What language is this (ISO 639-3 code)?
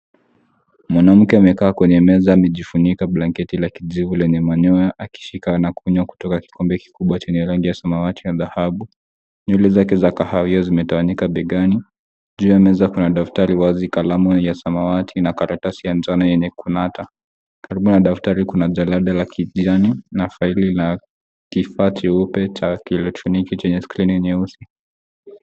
swa